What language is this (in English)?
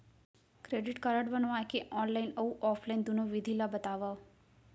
Chhattisgarhi